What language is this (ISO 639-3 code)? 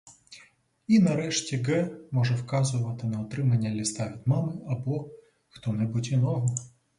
ukr